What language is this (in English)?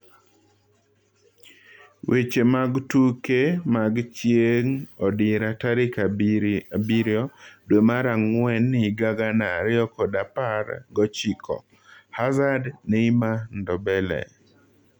Luo (Kenya and Tanzania)